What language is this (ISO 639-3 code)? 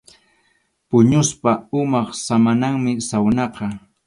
qxu